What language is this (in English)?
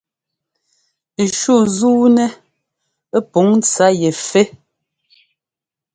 Ngomba